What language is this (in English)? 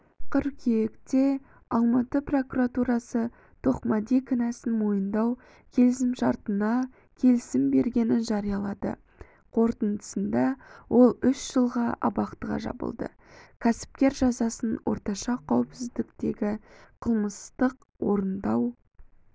Kazakh